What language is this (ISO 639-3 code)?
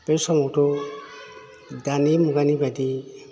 brx